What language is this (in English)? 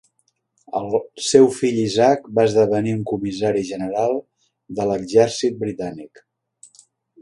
Catalan